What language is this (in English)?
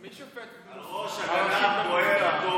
Hebrew